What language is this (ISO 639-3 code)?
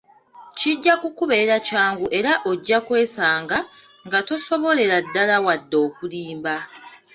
lug